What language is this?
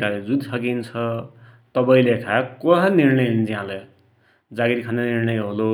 Dotyali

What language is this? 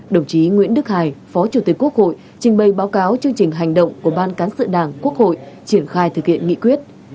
Vietnamese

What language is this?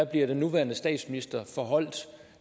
Danish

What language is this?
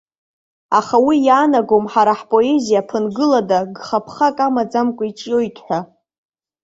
Abkhazian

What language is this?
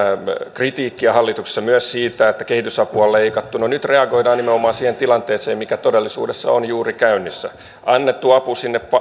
Finnish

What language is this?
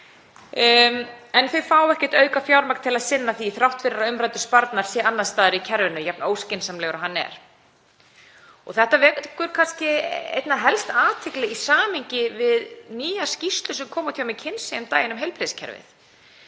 Icelandic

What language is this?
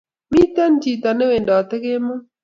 Kalenjin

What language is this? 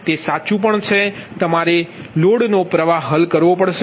Gujarati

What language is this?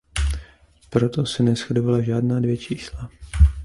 Czech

